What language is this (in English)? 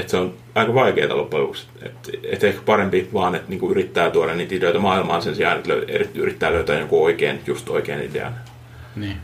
Finnish